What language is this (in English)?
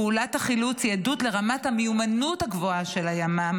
Hebrew